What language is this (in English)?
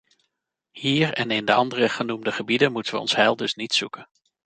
Dutch